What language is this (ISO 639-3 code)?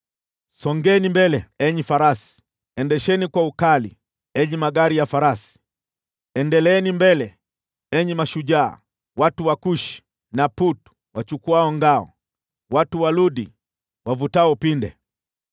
swa